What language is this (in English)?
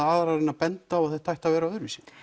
Icelandic